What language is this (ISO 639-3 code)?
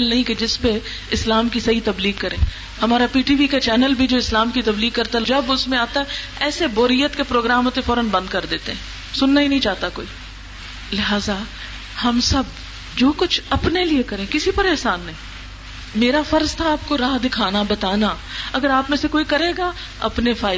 urd